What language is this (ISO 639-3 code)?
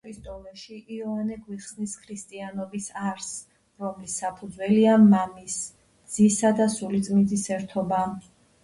kat